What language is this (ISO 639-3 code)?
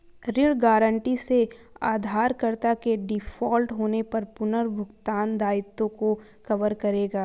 hin